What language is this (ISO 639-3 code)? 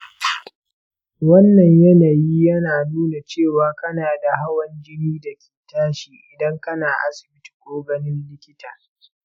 hau